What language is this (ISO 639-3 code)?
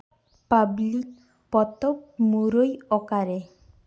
sat